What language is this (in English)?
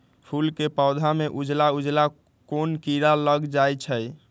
Magahi